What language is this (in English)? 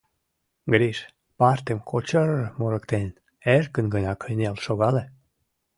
Mari